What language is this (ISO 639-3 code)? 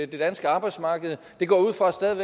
dan